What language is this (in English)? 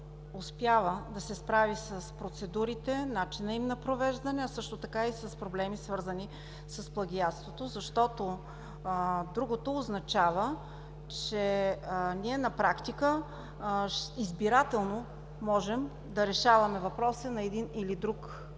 Bulgarian